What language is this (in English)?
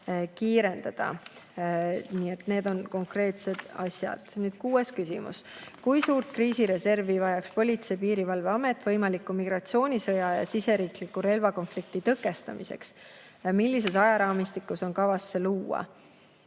Estonian